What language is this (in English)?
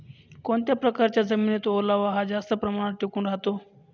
Marathi